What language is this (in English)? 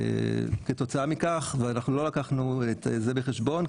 Hebrew